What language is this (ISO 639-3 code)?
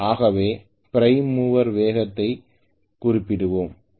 tam